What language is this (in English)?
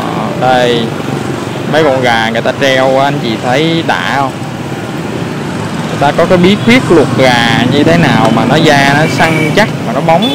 Vietnamese